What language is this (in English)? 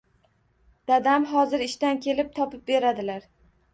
Uzbek